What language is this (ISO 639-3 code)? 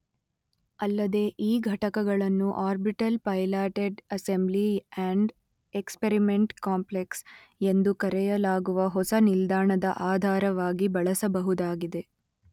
kan